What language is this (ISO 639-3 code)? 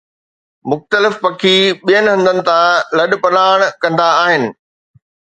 snd